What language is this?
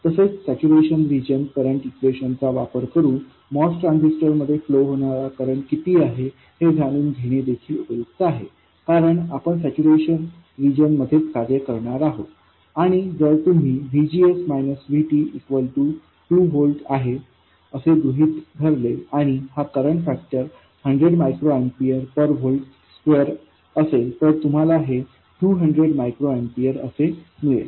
Marathi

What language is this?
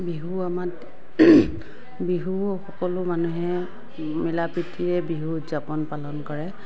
Assamese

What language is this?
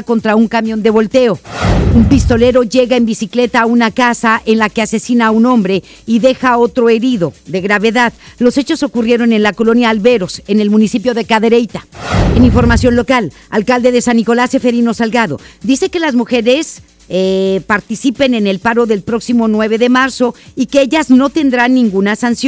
Spanish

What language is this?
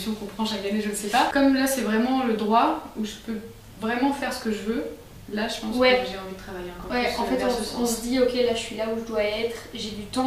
French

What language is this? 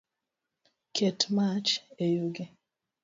Luo (Kenya and Tanzania)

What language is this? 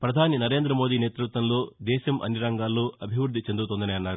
Telugu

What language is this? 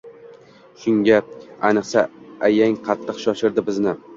Uzbek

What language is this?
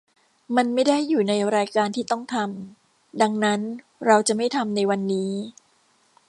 Thai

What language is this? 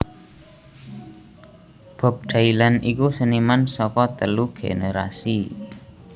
Javanese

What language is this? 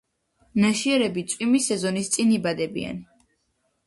Georgian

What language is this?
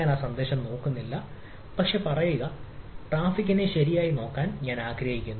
Malayalam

